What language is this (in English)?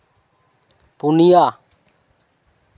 Santali